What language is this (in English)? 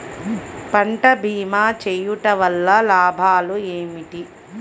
Telugu